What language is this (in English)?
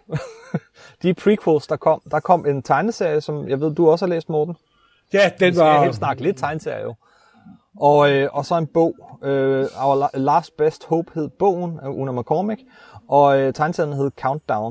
Danish